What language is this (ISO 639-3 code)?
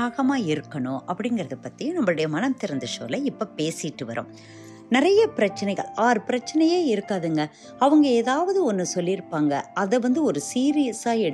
tam